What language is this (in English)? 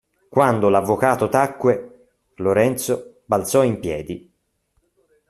Italian